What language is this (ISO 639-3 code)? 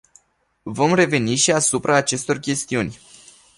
ron